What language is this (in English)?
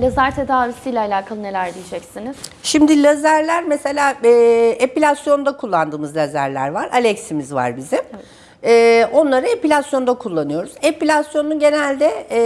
Turkish